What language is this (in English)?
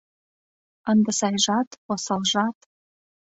Mari